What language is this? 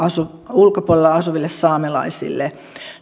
Finnish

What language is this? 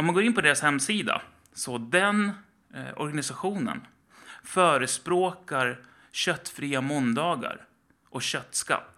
Swedish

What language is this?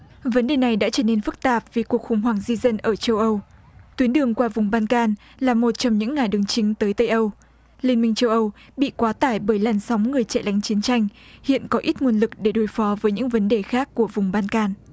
Vietnamese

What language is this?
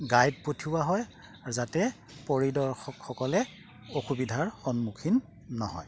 Assamese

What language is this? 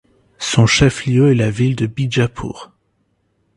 French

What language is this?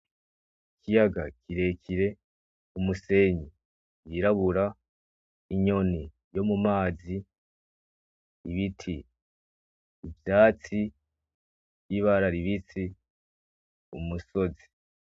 Rundi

